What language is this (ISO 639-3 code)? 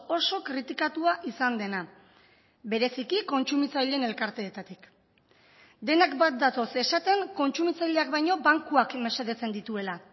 eus